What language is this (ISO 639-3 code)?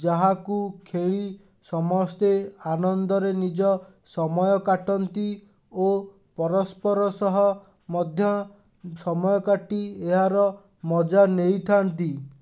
ori